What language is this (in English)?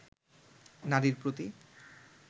Bangla